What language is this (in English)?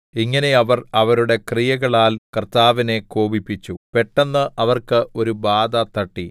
Malayalam